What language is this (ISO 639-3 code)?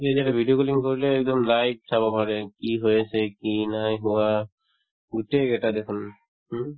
asm